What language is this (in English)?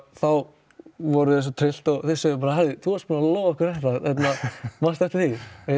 Icelandic